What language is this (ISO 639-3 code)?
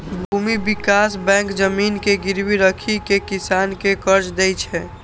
mai